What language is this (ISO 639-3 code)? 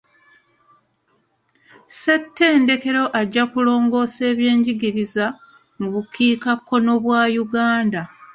lug